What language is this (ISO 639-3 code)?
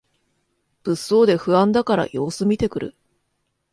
jpn